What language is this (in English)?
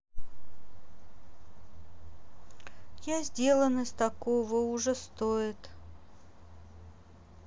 Russian